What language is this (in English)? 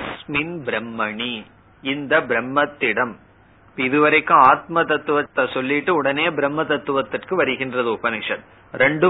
Tamil